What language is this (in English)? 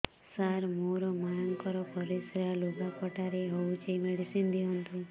Odia